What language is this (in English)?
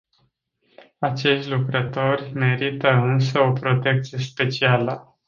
Romanian